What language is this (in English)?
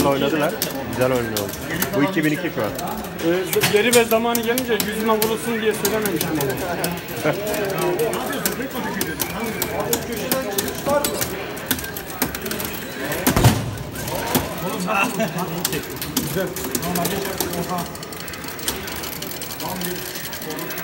Turkish